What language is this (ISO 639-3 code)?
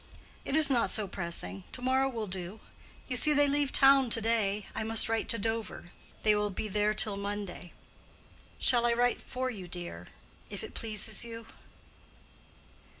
eng